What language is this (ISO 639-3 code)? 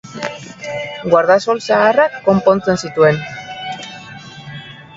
eus